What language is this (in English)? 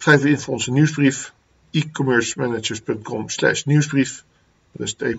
Dutch